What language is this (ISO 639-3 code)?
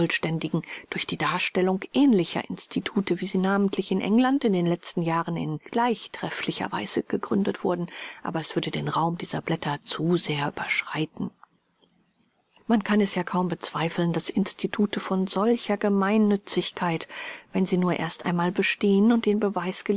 deu